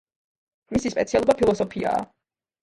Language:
Georgian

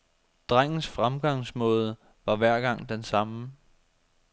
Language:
Danish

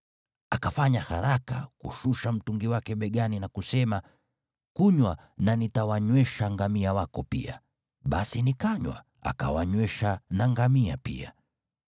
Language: Swahili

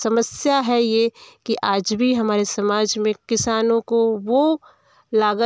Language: Hindi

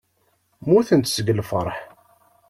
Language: Kabyle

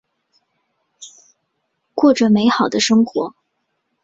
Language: Chinese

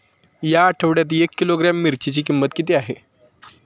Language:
Marathi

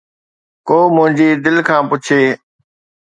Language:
Sindhi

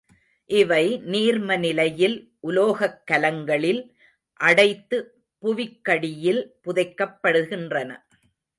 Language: Tamil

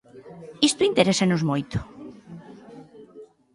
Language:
Galician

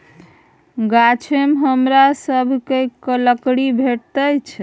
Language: Maithili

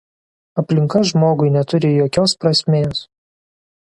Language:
Lithuanian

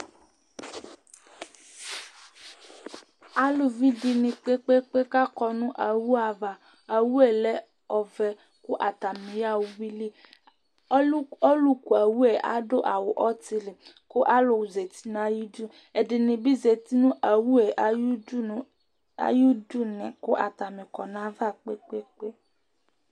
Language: Ikposo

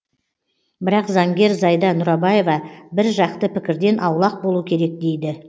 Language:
Kazakh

